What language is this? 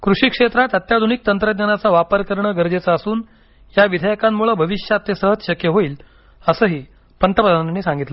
Marathi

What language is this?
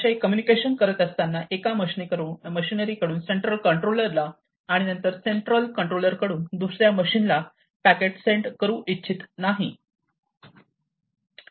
Marathi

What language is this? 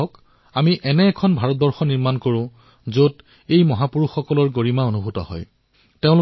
Assamese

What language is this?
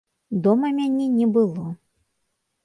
Belarusian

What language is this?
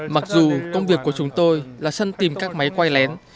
Vietnamese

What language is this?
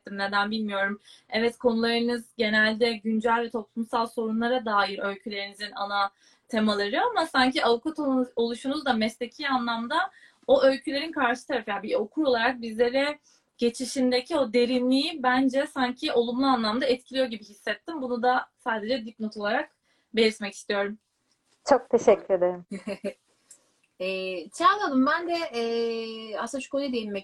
Turkish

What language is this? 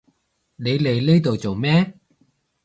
Cantonese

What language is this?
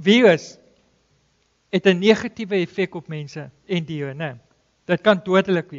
Dutch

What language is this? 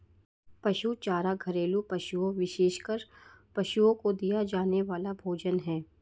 Hindi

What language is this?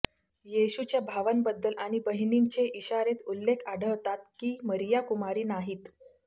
Marathi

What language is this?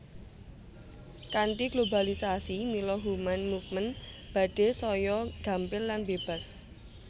Javanese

